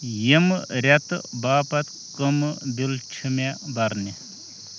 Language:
Kashmiri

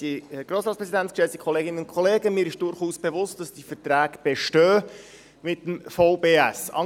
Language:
Swiss German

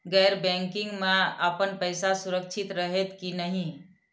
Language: Maithili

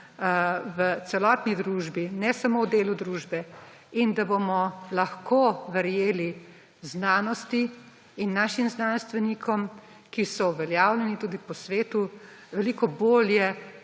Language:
Slovenian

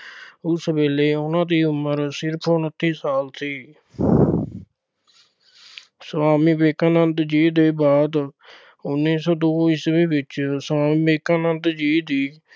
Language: Punjabi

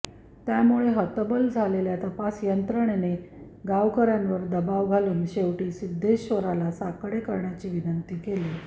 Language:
Marathi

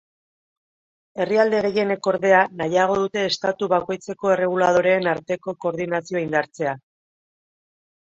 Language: Basque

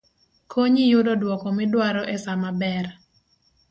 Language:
Luo (Kenya and Tanzania)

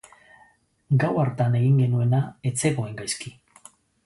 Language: Basque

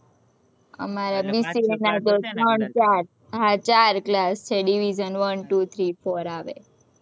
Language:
Gujarati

